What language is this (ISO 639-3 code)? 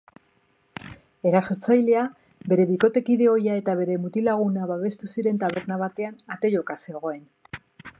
eus